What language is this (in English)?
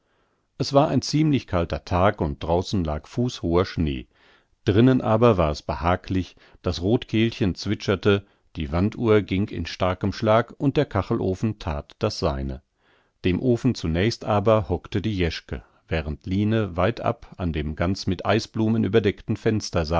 German